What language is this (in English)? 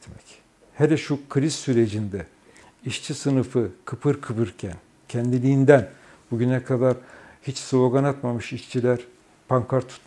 Turkish